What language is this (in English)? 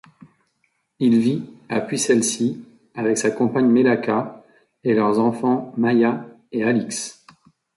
French